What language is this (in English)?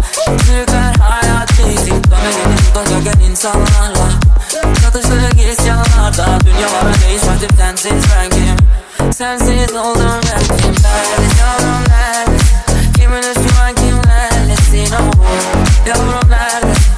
Turkish